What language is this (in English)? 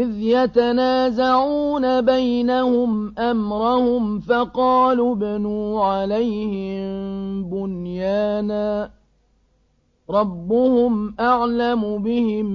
Arabic